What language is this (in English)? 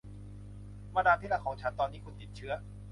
Thai